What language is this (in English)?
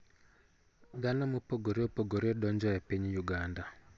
Luo (Kenya and Tanzania)